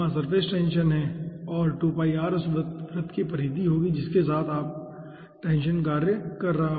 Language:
Hindi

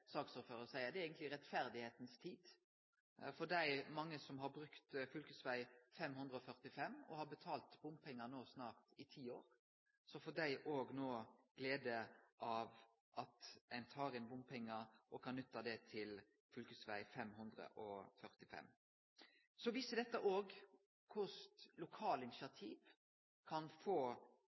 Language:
Norwegian Nynorsk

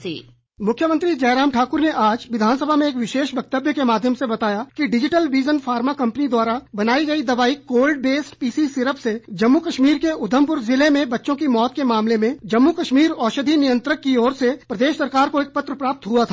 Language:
Hindi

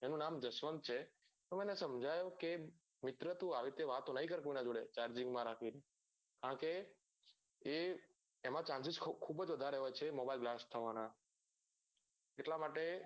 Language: Gujarati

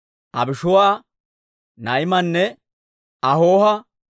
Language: Dawro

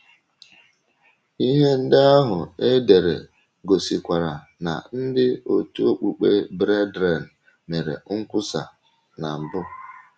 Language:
Igbo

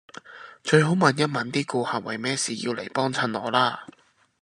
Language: Cantonese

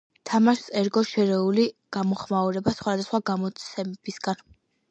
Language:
Georgian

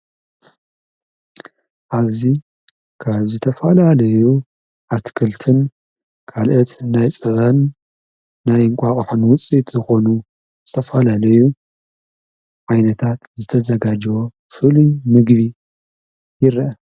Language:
Tigrinya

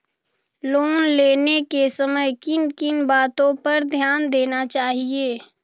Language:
Magahi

